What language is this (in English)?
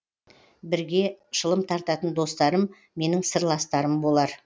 Kazakh